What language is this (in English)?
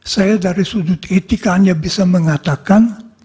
Indonesian